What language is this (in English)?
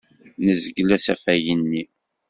Kabyle